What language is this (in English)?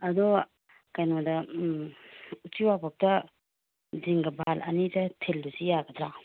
Manipuri